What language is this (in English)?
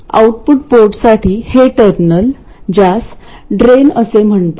Marathi